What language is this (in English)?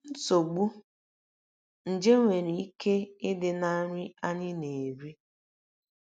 Igbo